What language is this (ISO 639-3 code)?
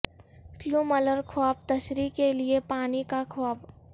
urd